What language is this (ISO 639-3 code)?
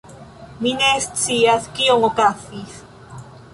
epo